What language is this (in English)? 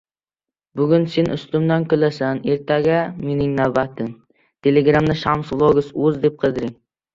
Uzbek